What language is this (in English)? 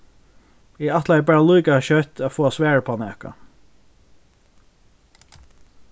Faroese